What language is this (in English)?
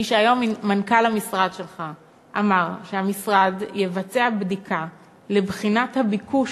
Hebrew